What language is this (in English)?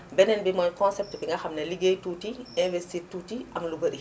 Wolof